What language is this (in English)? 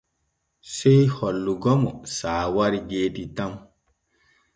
Borgu Fulfulde